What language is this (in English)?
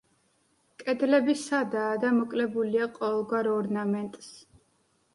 Georgian